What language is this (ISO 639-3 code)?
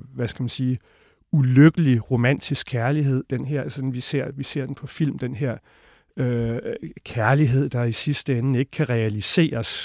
dan